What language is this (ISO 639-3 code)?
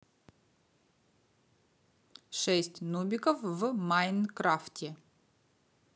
rus